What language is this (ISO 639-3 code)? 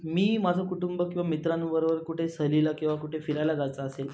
mar